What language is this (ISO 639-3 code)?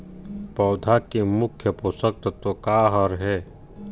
hne